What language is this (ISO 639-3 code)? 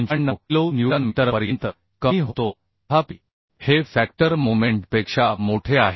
mar